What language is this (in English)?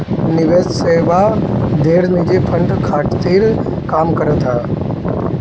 Bhojpuri